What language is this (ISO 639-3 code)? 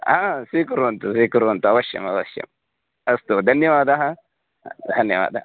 san